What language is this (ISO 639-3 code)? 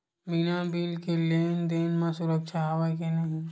hne